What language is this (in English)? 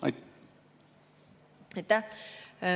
Estonian